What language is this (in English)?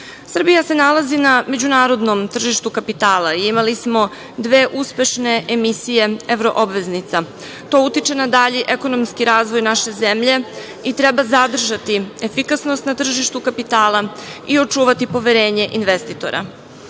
Serbian